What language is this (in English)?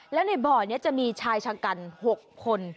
Thai